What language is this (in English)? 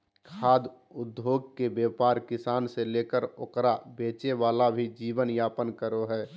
Magahi